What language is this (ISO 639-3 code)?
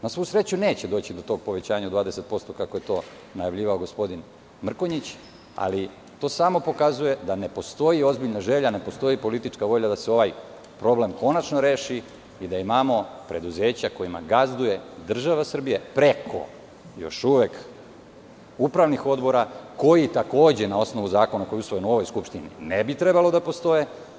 srp